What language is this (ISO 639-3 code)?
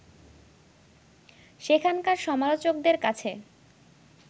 ben